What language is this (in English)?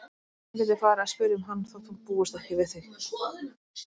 Icelandic